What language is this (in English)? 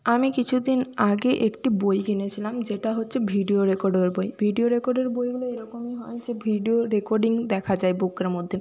Bangla